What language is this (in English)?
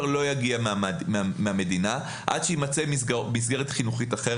Hebrew